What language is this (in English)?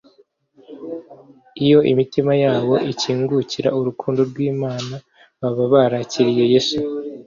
Kinyarwanda